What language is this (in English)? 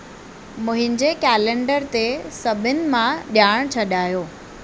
Sindhi